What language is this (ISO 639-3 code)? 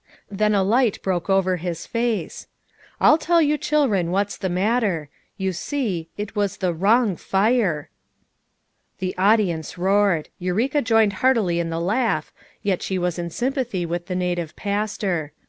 eng